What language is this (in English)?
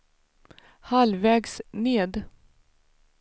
Swedish